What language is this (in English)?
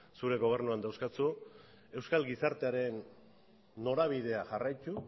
Basque